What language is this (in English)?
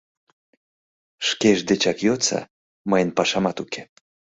Mari